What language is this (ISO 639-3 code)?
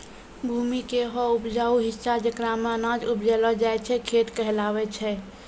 mai